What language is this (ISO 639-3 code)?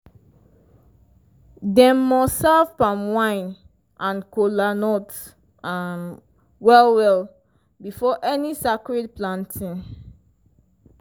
pcm